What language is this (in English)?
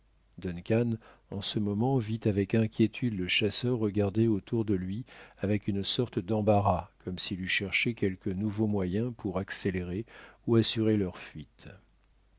French